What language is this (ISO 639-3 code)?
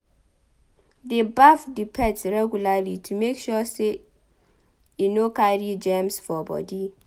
pcm